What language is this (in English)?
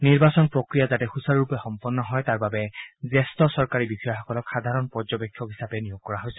Assamese